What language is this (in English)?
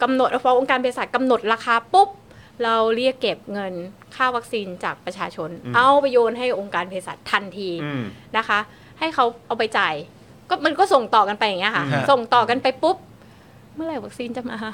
Thai